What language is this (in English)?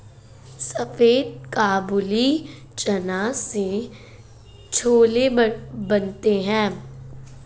Hindi